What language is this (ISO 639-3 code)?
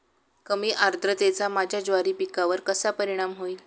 mar